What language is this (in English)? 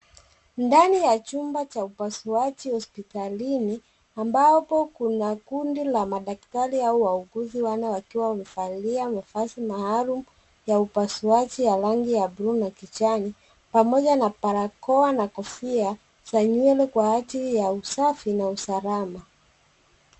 Swahili